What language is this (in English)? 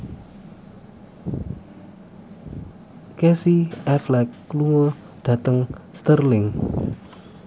Javanese